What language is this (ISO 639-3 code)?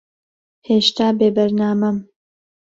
ckb